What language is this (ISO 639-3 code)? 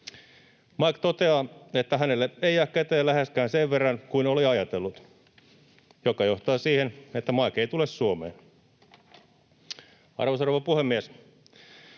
fin